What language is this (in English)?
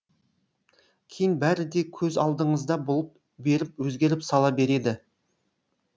Kazakh